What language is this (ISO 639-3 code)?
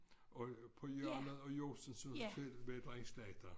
dan